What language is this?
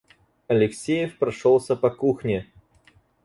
Russian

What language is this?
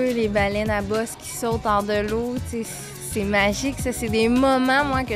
French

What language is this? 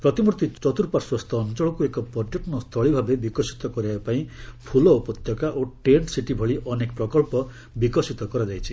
Odia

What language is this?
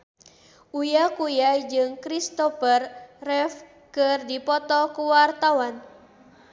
Sundanese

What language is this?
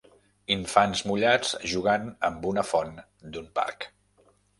Catalan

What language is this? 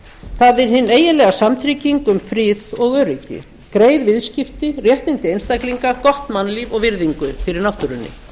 Icelandic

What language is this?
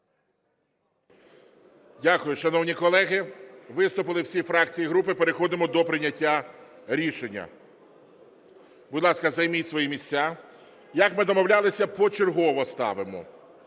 Ukrainian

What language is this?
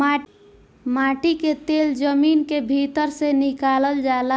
Bhojpuri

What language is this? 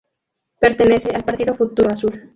Spanish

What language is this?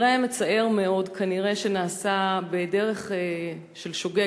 Hebrew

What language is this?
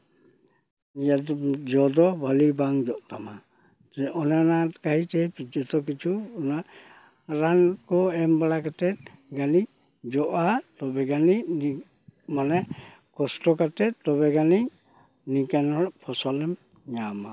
Santali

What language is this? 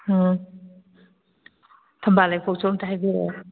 Manipuri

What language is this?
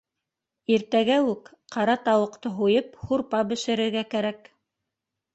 Bashkir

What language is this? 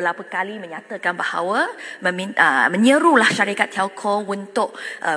Malay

